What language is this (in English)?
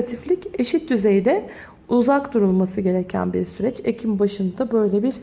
Turkish